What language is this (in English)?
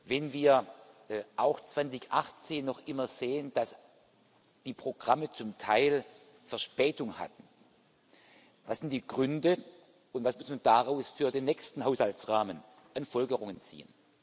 German